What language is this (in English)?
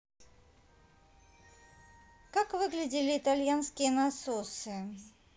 Russian